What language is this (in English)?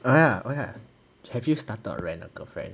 English